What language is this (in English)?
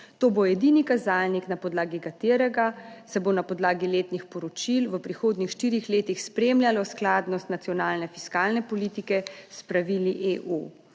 Slovenian